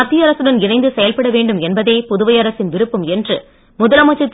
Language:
Tamil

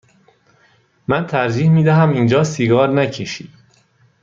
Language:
Persian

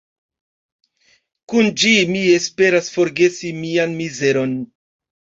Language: Esperanto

